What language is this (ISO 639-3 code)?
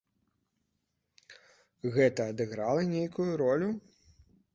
bel